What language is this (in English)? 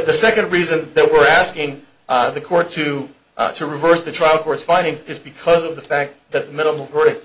English